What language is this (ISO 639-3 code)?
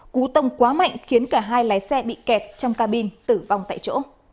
vie